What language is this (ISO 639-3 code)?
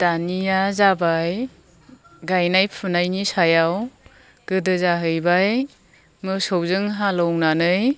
brx